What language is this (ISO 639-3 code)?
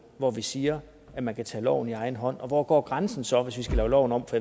dan